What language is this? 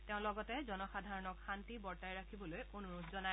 Assamese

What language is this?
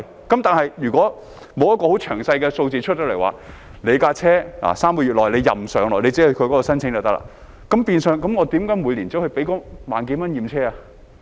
Cantonese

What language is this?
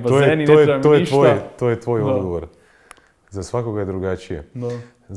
Croatian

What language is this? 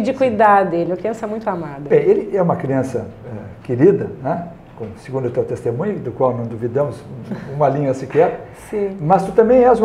Portuguese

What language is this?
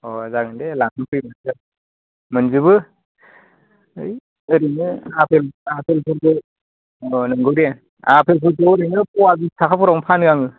Bodo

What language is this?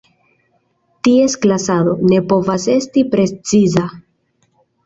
Esperanto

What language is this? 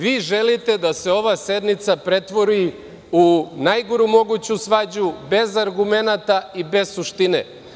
Serbian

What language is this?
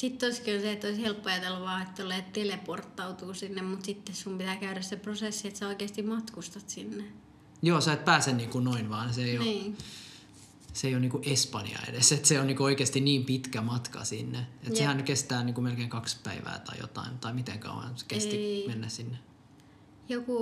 Finnish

